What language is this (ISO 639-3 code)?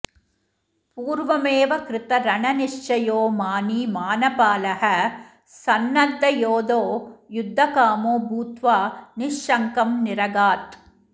san